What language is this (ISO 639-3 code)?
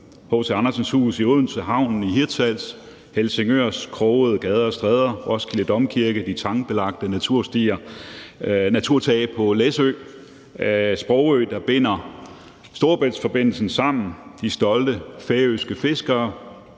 dan